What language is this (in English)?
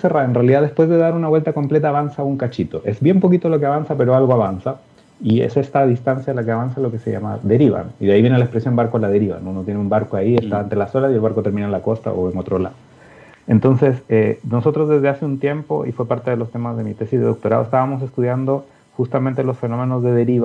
Spanish